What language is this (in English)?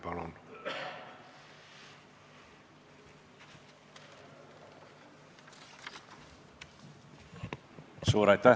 Estonian